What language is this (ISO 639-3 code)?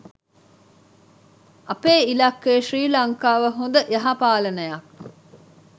sin